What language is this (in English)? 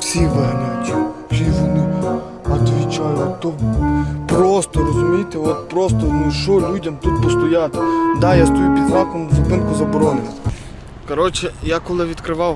Ukrainian